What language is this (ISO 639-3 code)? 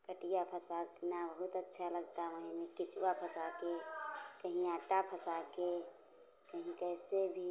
hin